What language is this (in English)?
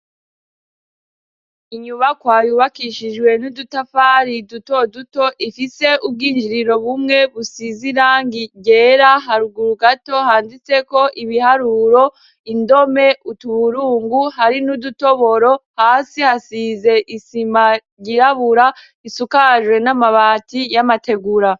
Rundi